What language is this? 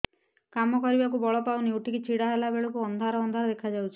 Odia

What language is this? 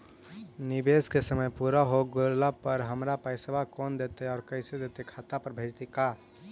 Magahi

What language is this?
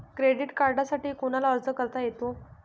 Marathi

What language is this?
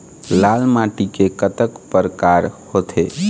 Chhattisgarhi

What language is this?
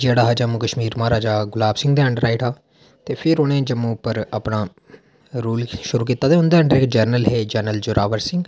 Dogri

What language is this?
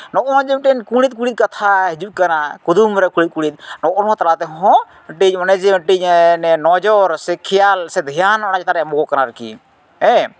Santali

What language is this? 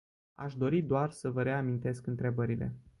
Romanian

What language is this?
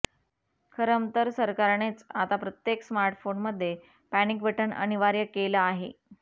Marathi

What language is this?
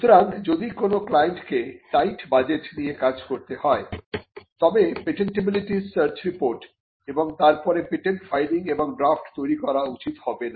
Bangla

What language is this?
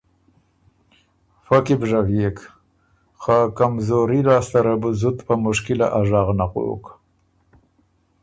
Ormuri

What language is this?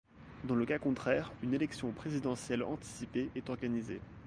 French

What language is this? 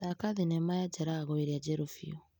Kikuyu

